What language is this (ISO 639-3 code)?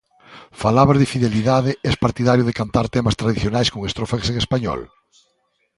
glg